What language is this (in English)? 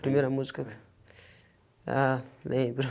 Portuguese